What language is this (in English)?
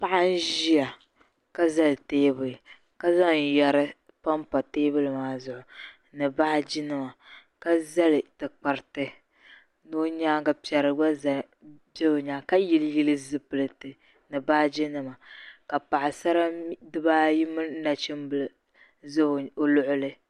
Dagbani